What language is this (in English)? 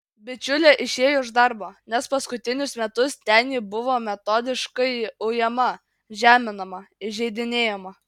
Lithuanian